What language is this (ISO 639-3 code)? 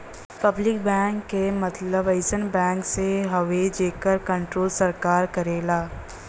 bho